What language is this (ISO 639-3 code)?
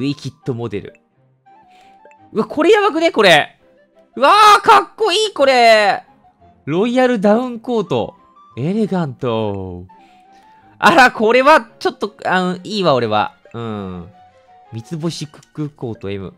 jpn